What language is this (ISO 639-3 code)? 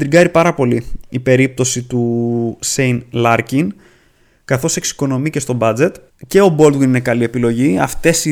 ell